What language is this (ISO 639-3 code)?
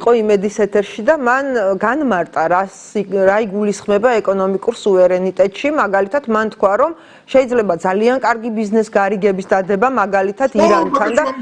ita